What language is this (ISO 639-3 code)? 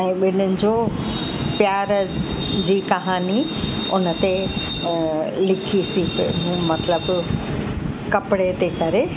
snd